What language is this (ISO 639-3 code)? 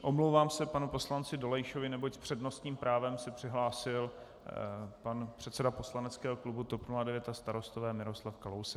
ces